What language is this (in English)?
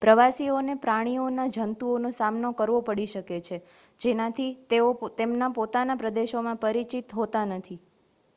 Gujarati